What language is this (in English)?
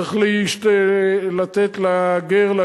Hebrew